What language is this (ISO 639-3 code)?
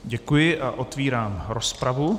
ces